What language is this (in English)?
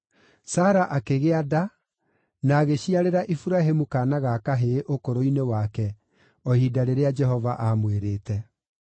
Kikuyu